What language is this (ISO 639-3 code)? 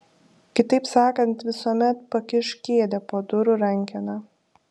lit